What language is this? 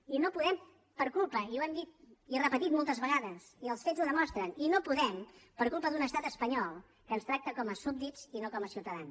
Catalan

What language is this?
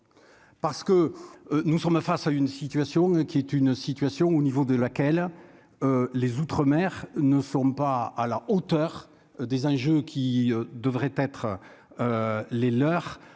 French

